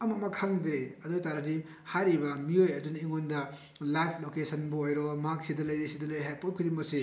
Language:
Manipuri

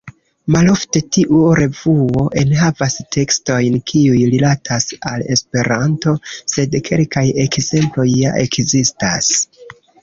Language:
Esperanto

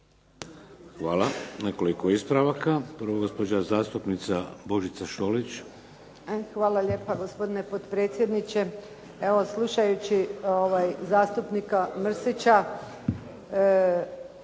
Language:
Croatian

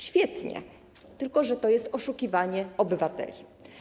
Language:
Polish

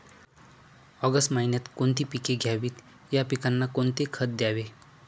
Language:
Marathi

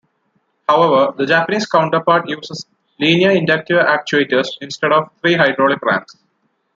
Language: English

